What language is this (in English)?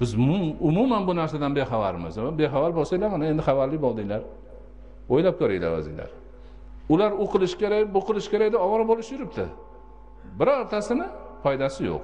Turkish